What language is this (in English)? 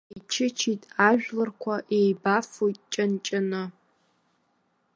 Abkhazian